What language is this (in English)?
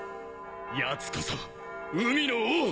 Japanese